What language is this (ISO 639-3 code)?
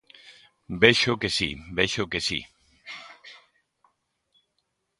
glg